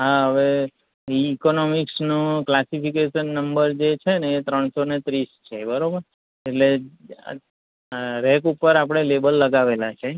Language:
Gujarati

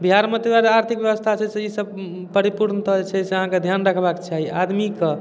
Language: Maithili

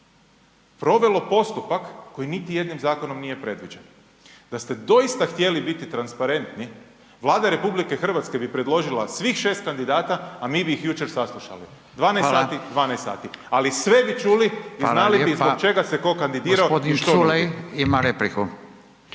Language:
Croatian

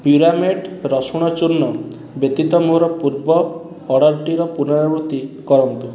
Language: Odia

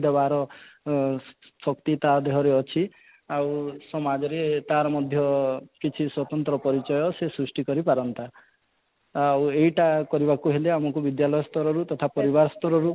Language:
Odia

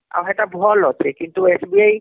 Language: Odia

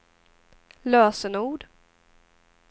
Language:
Swedish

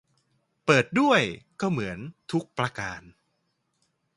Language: Thai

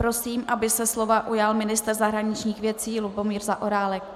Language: Czech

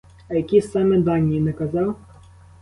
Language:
Ukrainian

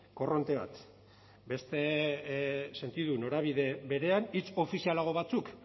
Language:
Basque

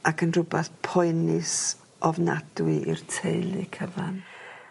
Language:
Welsh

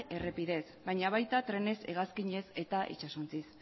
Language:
Basque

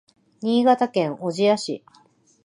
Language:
Japanese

